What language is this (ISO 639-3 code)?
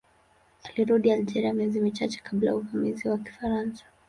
swa